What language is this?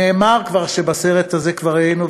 Hebrew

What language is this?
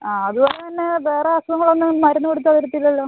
Malayalam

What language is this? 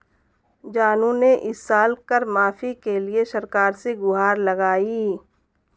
Hindi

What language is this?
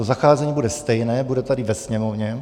Czech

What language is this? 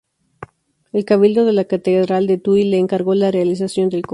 Spanish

